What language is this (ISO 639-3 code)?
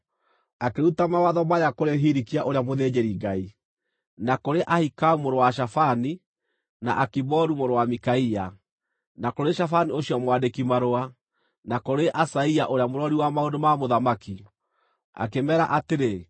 kik